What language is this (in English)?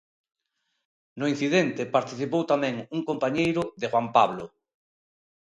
Galician